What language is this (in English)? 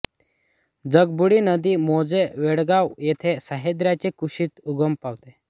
Marathi